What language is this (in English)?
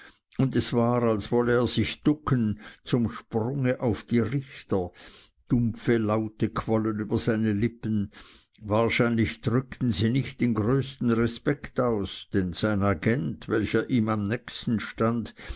German